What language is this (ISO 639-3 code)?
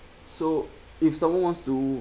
eng